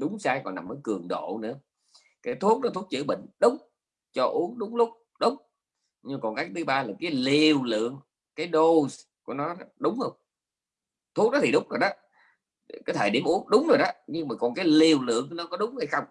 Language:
Vietnamese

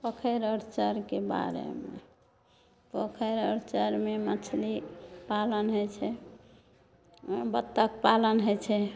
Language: Maithili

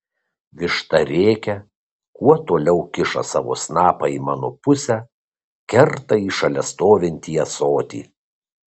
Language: Lithuanian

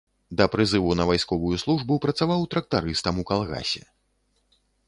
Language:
Belarusian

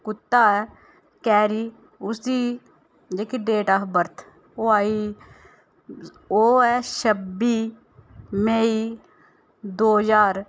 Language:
Dogri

